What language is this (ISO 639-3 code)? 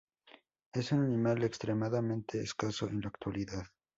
spa